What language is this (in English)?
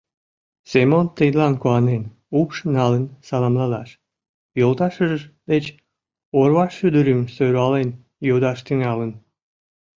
Mari